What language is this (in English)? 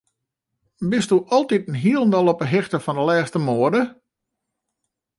Western Frisian